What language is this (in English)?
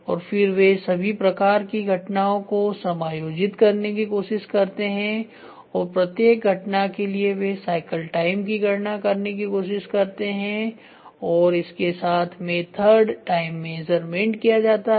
Hindi